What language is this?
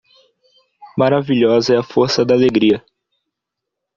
Portuguese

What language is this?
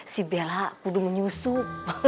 Indonesian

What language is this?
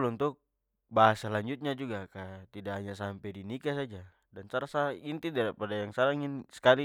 Papuan Malay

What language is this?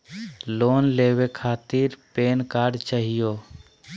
Magahi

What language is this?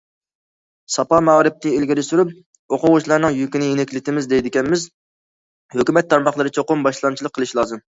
Uyghur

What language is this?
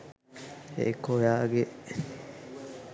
Sinhala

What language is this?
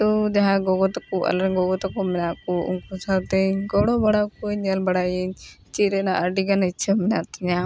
Santali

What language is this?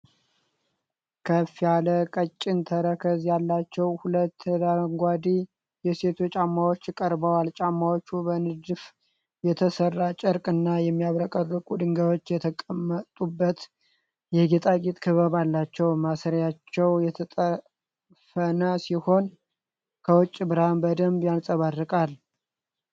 Amharic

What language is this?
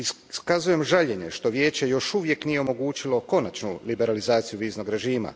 Croatian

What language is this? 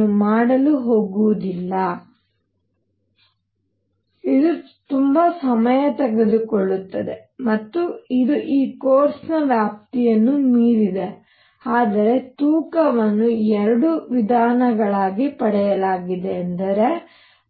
Kannada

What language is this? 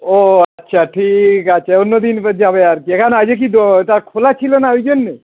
Bangla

